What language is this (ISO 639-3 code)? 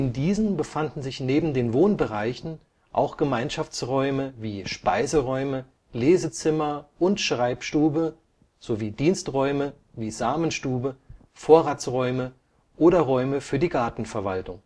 deu